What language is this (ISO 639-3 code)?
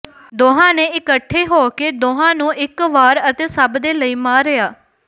pan